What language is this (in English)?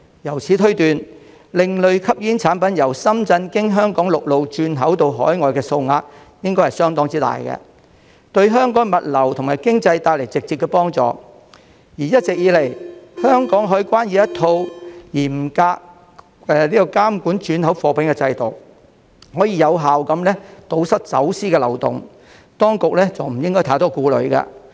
Cantonese